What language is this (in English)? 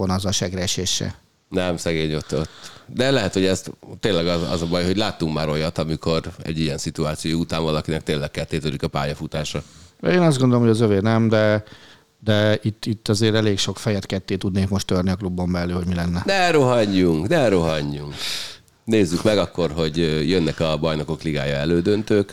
Hungarian